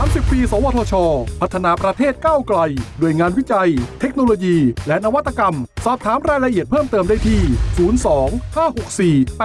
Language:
Thai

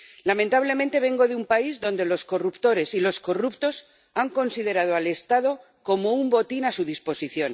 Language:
Spanish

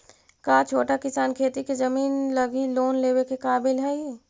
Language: Magahi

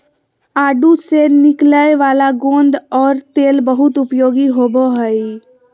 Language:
Magahi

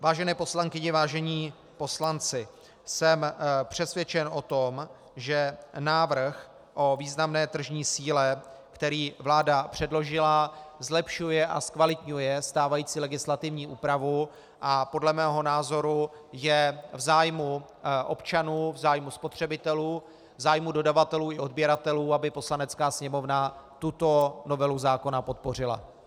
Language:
Czech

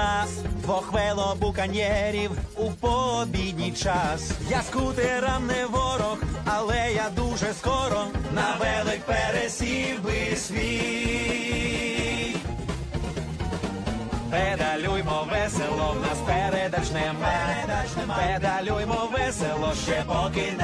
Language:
Ukrainian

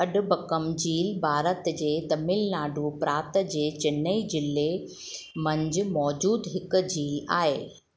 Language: Sindhi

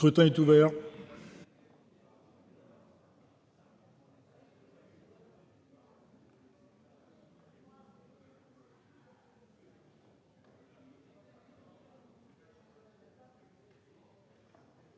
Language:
French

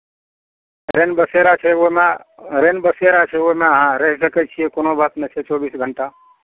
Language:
Maithili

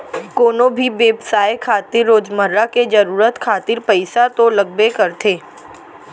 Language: Chhattisgarhi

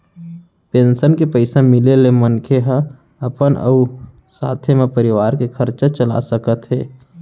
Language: Chhattisgarhi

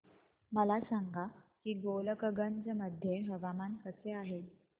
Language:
Marathi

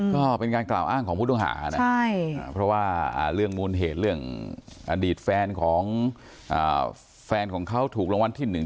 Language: Thai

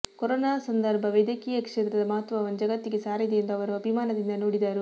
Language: Kannada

